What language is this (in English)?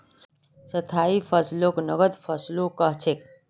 Magahi